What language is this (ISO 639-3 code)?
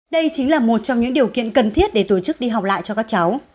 vie